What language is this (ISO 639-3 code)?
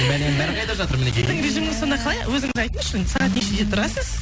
kaz